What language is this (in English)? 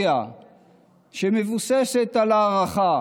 Hebrew